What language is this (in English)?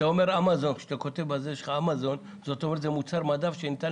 Hebrew